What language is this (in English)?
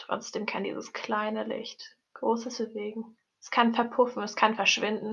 German